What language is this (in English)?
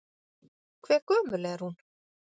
Icelandic